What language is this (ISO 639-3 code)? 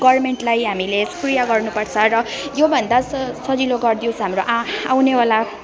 nep